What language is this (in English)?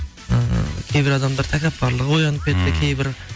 Kazakh